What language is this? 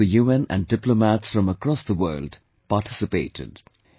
English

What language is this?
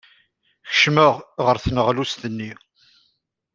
Kabyle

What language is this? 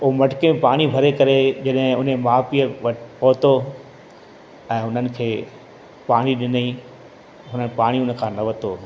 Sindhi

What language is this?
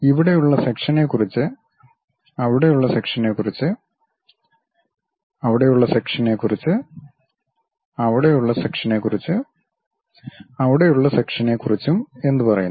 Malayalam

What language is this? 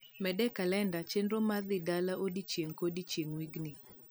Luo (Kenya and Tanzania)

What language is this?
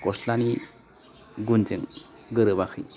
Bodo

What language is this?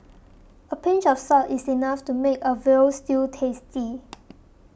English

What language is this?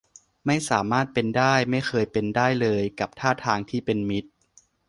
Thai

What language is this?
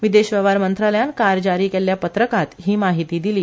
Konkani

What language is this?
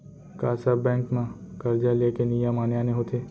Chhattisgarhi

